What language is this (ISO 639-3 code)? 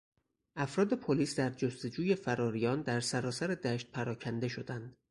fas